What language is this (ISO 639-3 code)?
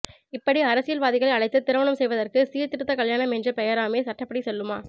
tam